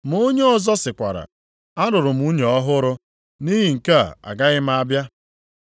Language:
Igbo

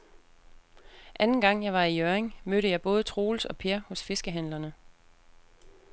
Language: Danish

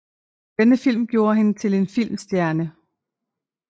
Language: Danish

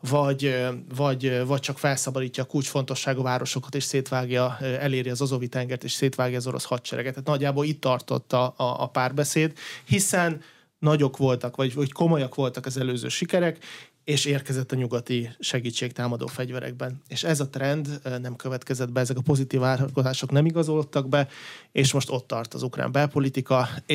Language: Hungarian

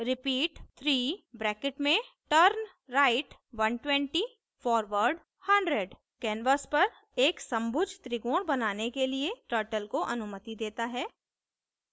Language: Hindi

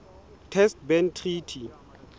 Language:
Southern Sotho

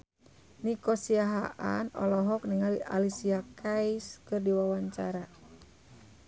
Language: Sundanese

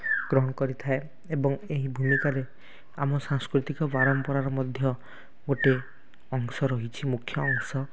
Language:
Odia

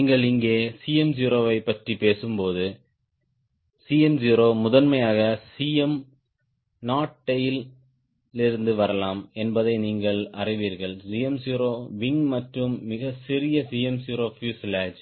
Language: Tamil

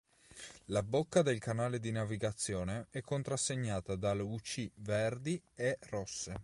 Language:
Italian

